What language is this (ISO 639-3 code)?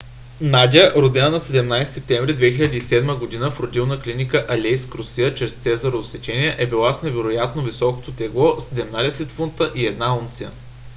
bul